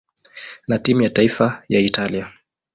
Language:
Swahili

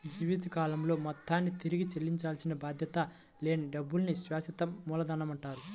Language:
Telugu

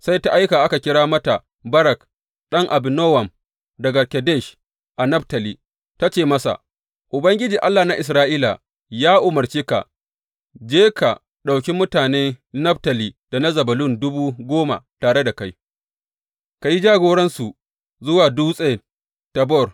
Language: Hausa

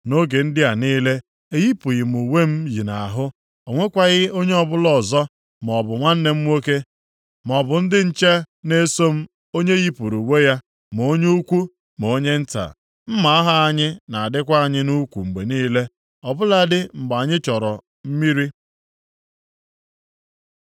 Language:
Igbo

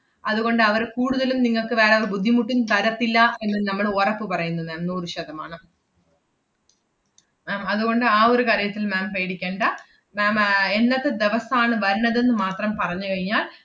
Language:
Malayalam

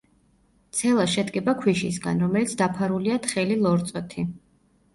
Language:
Georgian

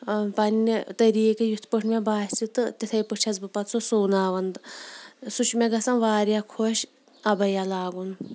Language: Kashmiri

